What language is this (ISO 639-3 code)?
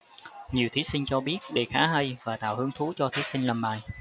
vie